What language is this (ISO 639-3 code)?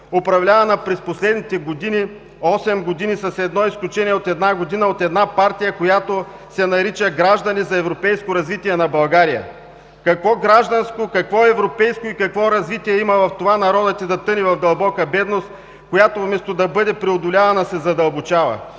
bul